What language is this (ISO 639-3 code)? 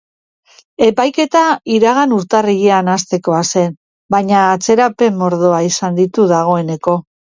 eus